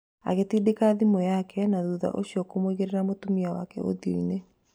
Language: Kikuyu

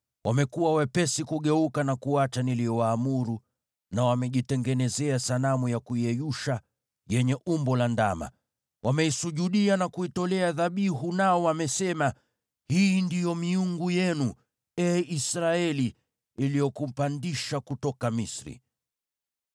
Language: Swahili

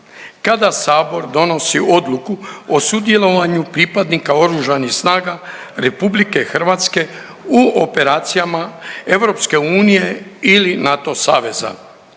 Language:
Croatian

